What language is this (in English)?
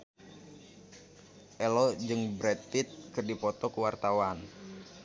Sundanese